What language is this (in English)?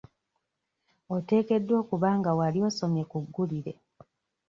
Ganda